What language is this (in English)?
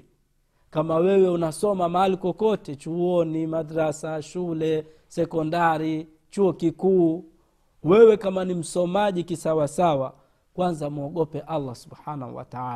Swahili